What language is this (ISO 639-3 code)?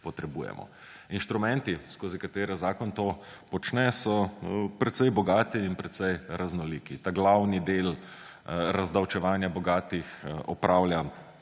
slv